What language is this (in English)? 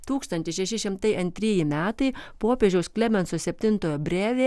Lithuanian